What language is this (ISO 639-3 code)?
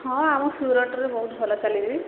ori